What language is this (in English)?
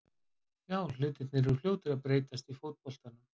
Icelandic